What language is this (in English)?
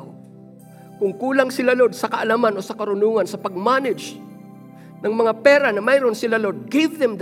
Filipino